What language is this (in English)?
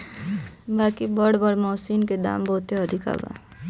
Bhojpuri